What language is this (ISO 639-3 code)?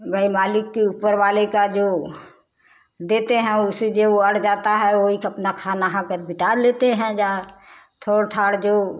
hin